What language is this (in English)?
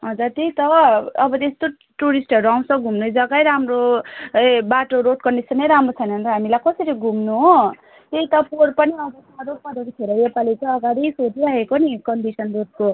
Nepali